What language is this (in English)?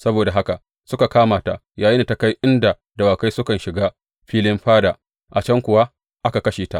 Hausa